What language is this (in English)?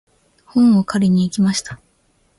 Japanese